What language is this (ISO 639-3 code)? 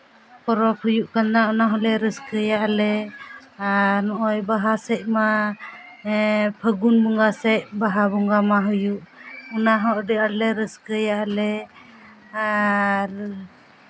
sat